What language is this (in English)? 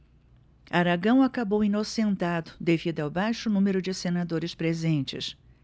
Portuguese